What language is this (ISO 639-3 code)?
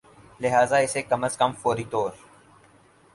urd